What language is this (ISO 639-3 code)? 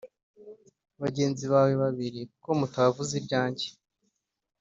kin